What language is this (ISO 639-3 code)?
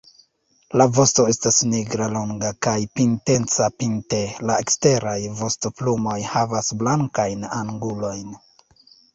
epo